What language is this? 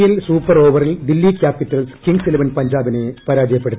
Malayalam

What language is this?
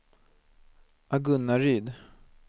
Swedish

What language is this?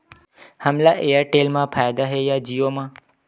Chhattisgarhi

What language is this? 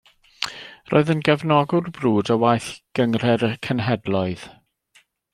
Welsh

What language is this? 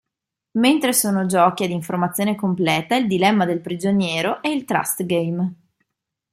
Italian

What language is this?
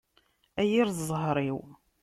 Kabyle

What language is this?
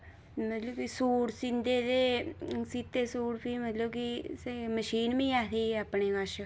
Dogri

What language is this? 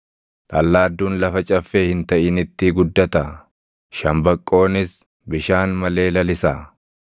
Oromo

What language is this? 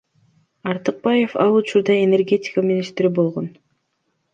Kyrgyz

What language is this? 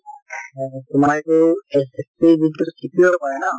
Assamese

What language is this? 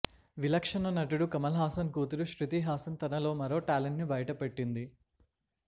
Telugu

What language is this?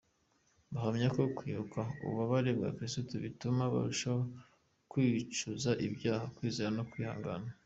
Kinyarwanda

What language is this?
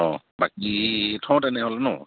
Assamese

